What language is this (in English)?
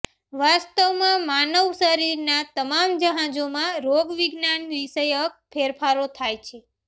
Gujarati